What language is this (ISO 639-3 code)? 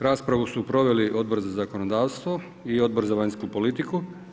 hrv